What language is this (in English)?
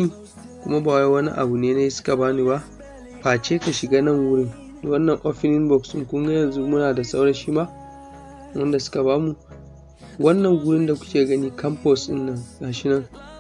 Hausa